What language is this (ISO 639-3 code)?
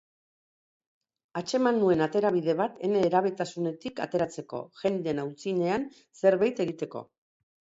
eus